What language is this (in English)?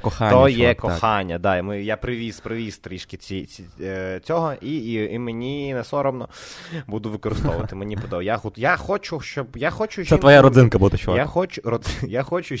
Ukrainian